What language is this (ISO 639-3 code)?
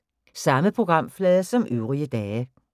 dan